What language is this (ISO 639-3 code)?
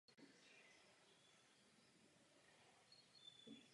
ces